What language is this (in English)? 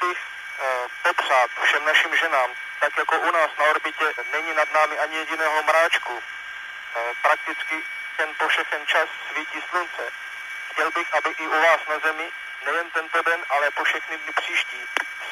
Czech